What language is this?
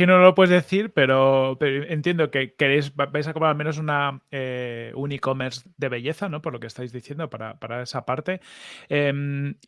Spanish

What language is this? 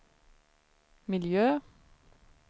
Swedish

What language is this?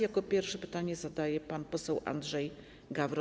Polish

